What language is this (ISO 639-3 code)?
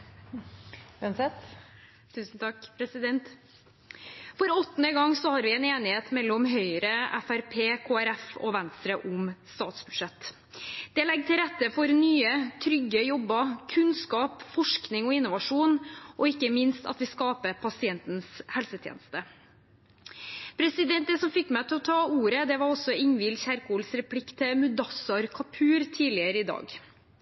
nob